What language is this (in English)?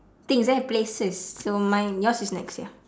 English